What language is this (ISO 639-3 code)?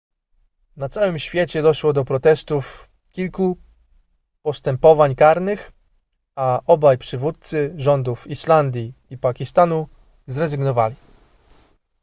pol